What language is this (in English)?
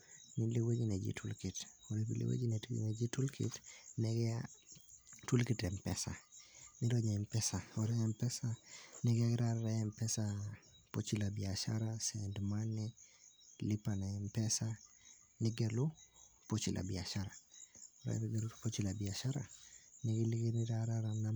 Masai